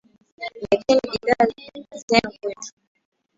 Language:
Swahili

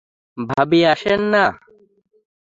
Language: Bangla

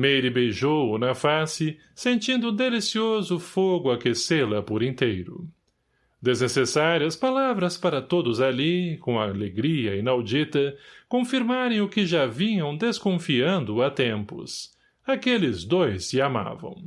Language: Portuguese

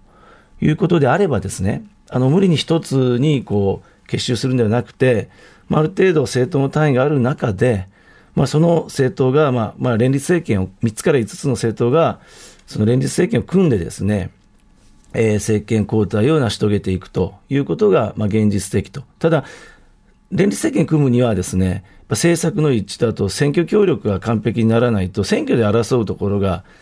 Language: Japanese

